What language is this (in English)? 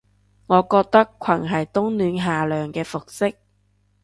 Cantonese